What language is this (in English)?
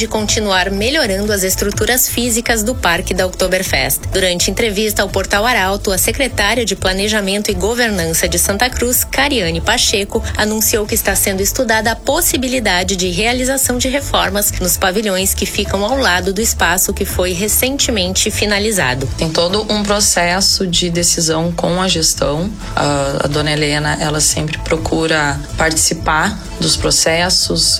Portuguese